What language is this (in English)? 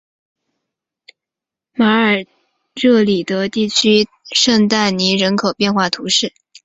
Chinese